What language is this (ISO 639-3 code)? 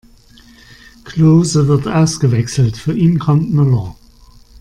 deu